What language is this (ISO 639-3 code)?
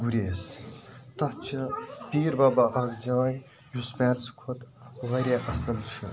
kas